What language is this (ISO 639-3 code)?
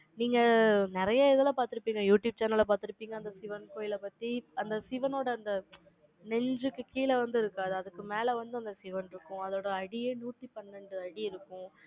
tam